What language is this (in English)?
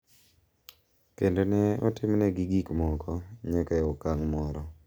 Luo (Kenya and Tanzania)